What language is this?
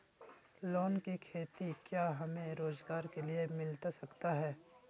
Magahi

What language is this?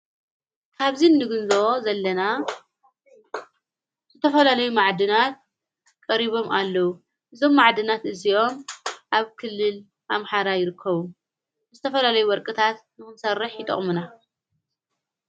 Tigrinya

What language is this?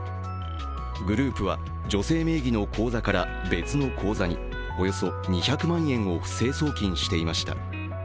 Japanese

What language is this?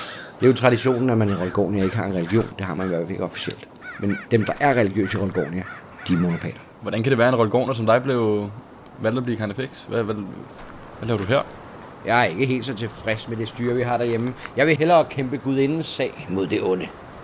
Danish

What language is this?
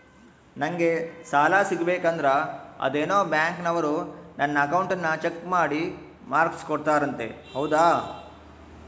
Kannada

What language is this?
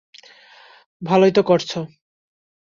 Bangla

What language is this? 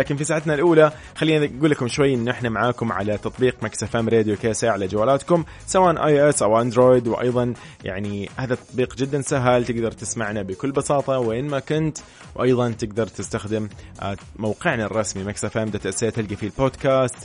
Arabic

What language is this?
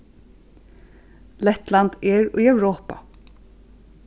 Faroese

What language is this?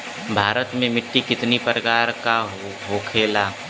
Bhojpuri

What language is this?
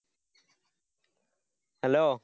Malayalam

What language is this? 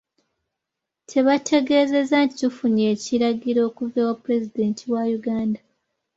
Ganda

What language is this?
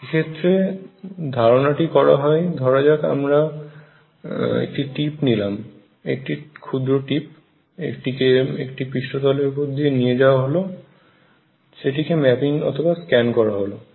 Bangla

